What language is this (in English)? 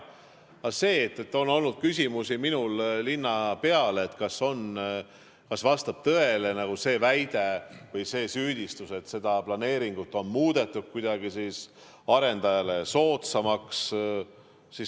Estonian